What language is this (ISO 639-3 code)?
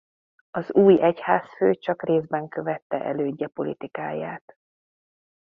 hun